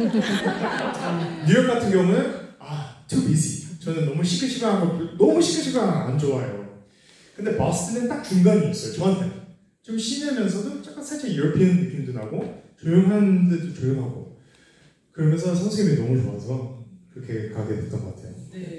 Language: Korean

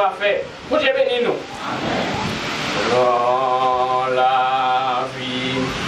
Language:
French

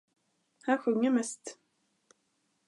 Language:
Swedish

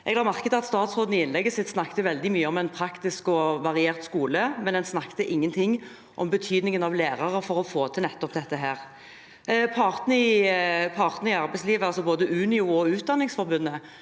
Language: Norwegian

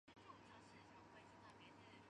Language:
Chinese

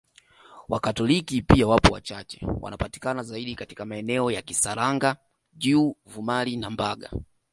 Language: Swahili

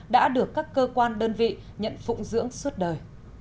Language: Vietnamese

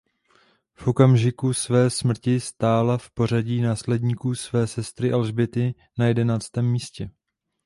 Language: Czech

